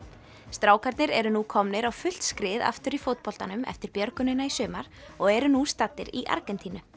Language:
Icelandic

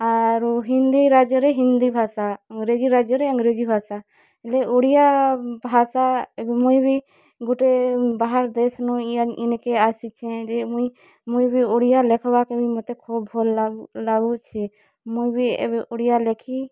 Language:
Odia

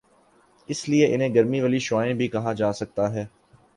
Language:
Urdu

